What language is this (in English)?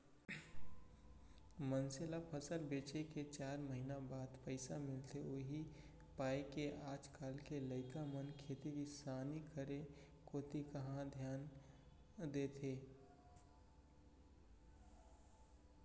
Chhattisgarhi